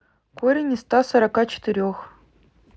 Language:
Russian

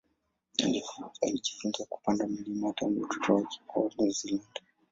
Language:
Swahili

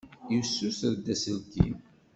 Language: Kabyle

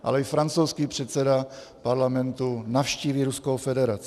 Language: Czech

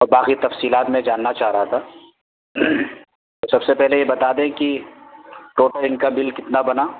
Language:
Urdu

